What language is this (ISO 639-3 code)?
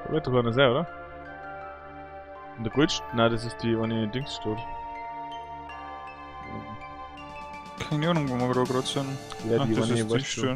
deu